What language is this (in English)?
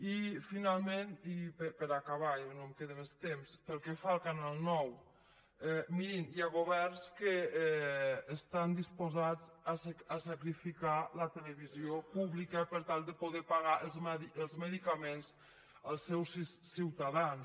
Catalan